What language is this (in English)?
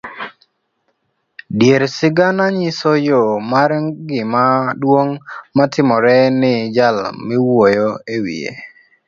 Luo (Kenya and Tanzania)